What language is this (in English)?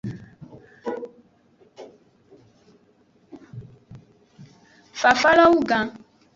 Aja (Benin)